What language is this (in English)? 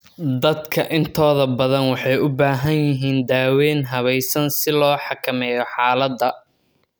Somali